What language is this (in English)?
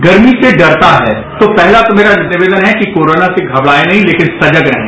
Hindi